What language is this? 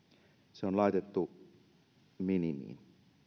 Finnish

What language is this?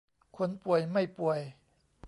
Thai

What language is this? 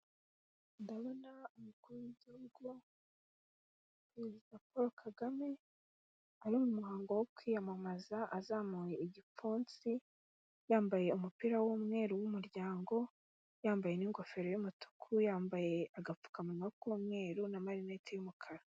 Kinyarwanda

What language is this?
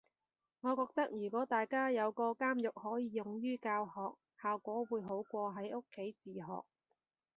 Cantonese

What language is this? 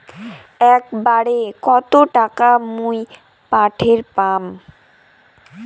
Bangla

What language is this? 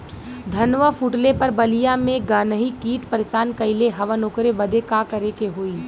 Bhojpuri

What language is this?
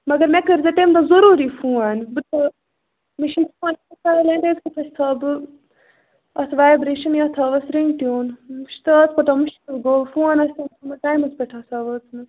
Kashmiri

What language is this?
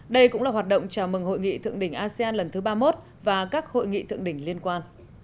Vietnamese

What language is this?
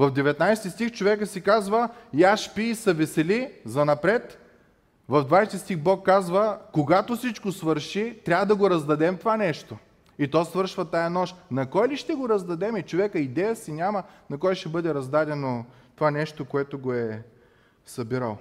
Bulgarian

